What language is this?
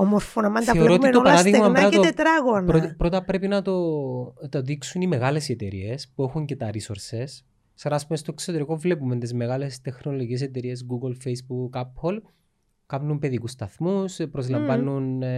Greek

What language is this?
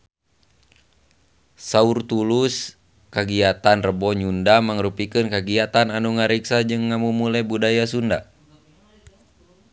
Sundanese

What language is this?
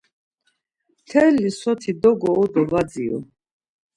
Laz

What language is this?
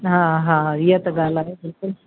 Sindhi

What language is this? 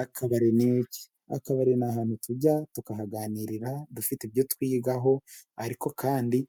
Kinyarwanda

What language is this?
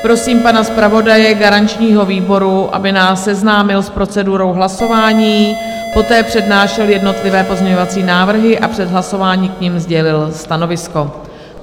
Czech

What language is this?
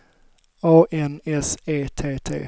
Swedish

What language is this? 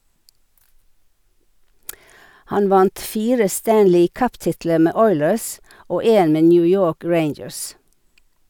Norwegian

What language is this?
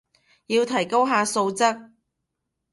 Cantonese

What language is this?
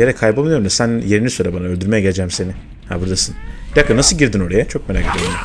Turkish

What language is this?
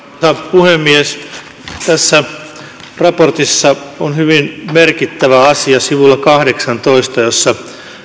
Finnish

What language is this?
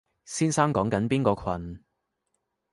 Cantonese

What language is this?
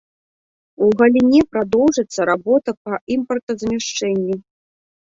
Belarusian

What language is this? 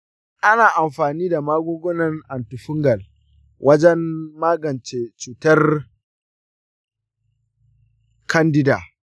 Hausa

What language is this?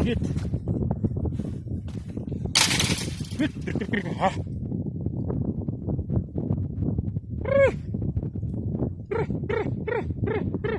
Turkish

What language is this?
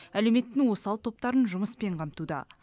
Kazakh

